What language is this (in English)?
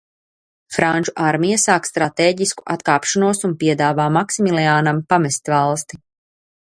Latvian